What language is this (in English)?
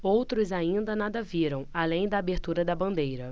Portuguese